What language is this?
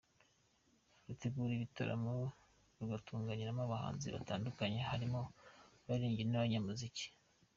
Kinyarwanda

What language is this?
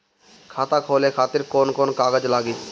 Bhojpuri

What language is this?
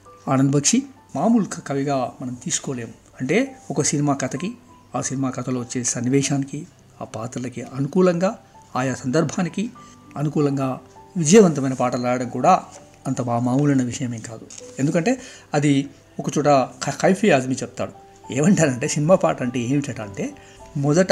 Telugu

